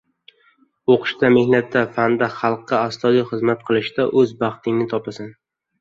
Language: Uzbek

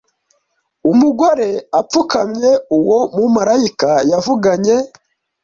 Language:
Kinyarwanda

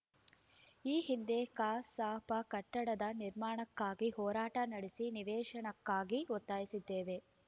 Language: Kannada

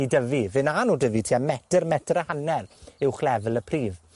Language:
Welsh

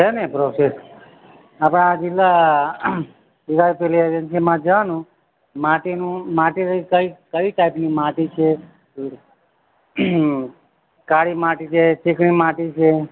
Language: Gujarati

